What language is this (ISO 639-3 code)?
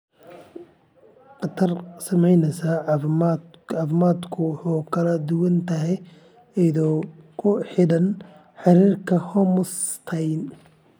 som